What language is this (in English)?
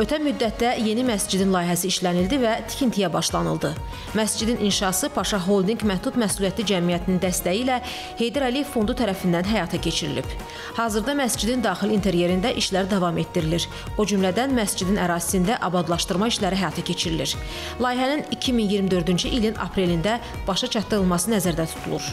Turkish